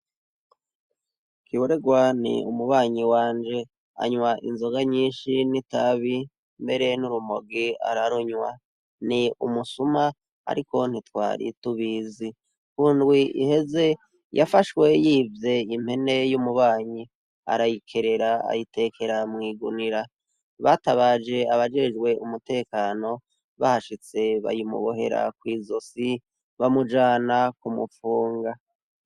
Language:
Rundi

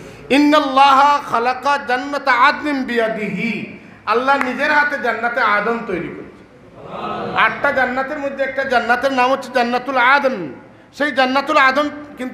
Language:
Arabic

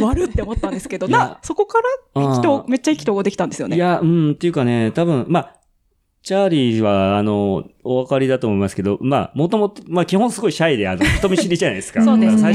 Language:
Japanese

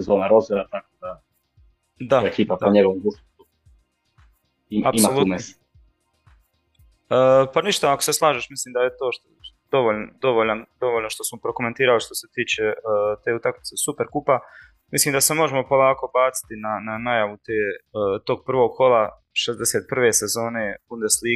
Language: Croatian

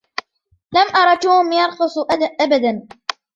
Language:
Arabic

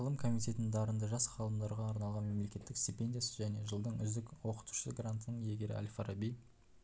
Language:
Kazakh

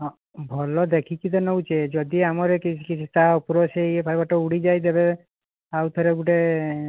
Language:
Odia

